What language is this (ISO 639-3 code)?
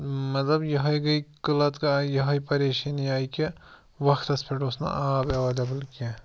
kas